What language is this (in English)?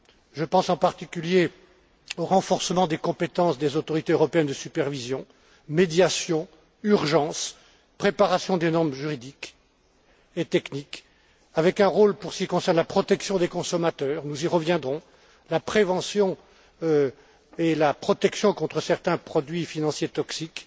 French